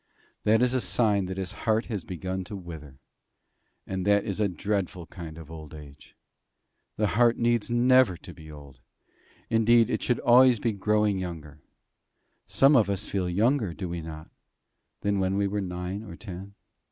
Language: English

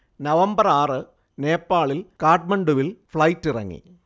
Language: Malayalam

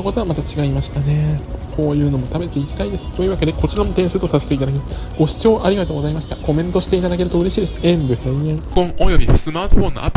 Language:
Japanese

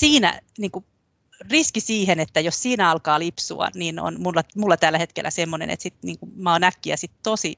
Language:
Finnish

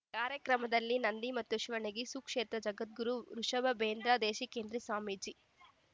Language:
Kannada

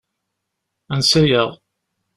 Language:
Kabyle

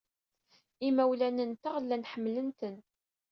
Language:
Kabyle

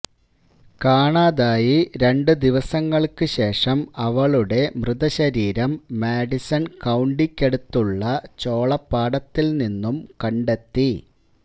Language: Malayalam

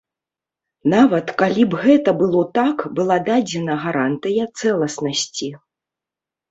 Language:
Belarusian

